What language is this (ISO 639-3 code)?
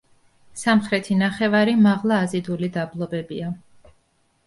kat